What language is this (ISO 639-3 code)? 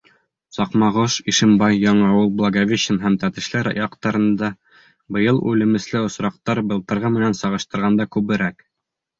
bak